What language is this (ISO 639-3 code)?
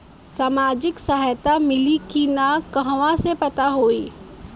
bho